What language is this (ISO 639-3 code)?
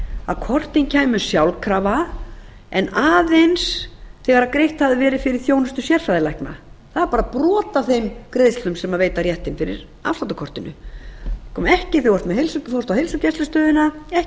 isl